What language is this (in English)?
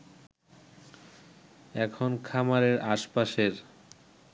Bangla